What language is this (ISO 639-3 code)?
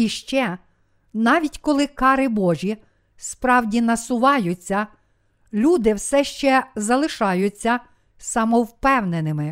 ukr